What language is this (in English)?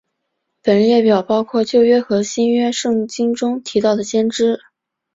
Chinese